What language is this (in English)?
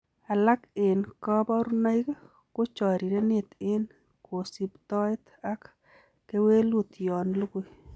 Kalenjin